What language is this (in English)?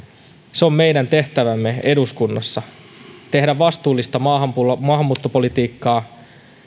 Finnish